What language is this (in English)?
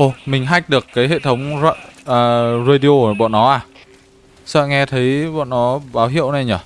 Vietnamese